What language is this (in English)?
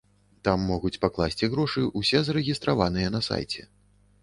Belarusian